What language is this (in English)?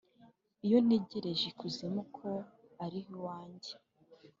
Kinyarwanda